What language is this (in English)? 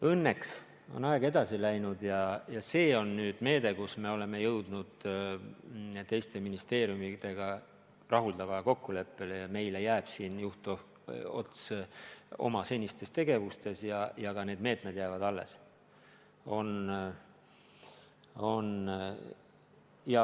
Estonian